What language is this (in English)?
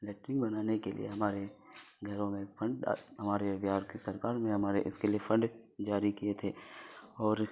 Urdu